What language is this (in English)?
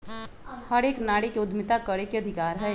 Magahi